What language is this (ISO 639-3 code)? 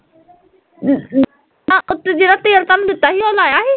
pan